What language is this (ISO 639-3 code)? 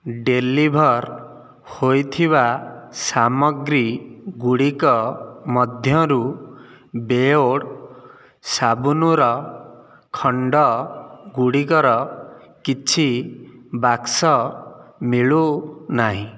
ori